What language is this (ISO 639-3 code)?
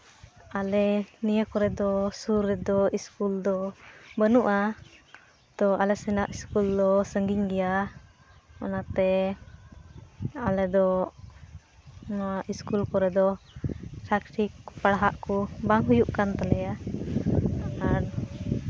sat